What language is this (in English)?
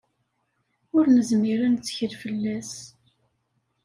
Kabyle